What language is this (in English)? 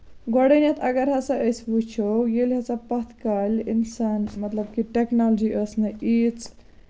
Kashmiri